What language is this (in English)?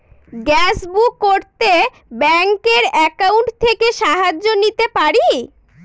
Bangla